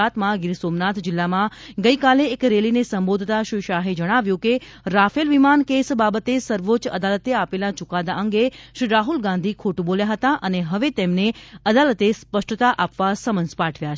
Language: Gujarati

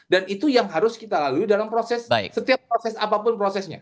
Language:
Indonesian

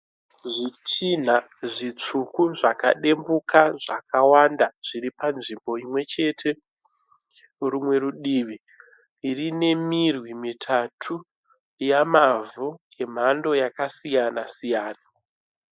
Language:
Shona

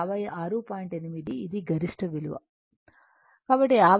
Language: Telugu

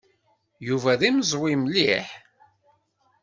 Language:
Kabyle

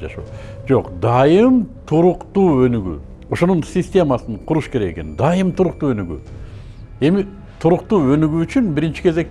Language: Turkish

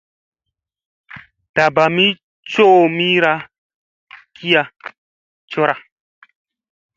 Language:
Musey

